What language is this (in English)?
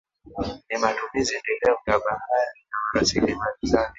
Swahili